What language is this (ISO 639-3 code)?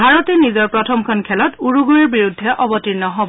asm